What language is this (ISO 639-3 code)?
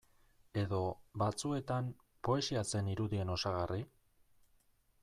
eus